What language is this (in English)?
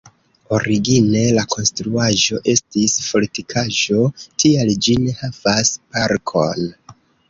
Esperanto